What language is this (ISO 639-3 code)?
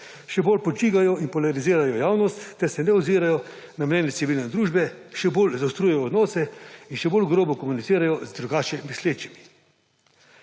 slv